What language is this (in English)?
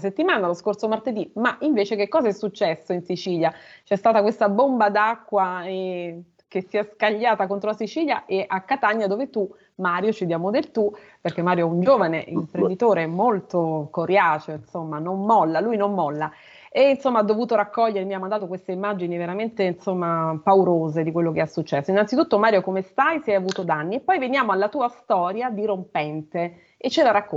Italian